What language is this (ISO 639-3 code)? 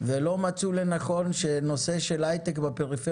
heb